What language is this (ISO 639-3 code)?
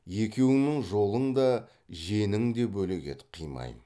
kaz